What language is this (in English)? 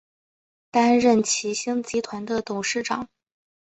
Chinese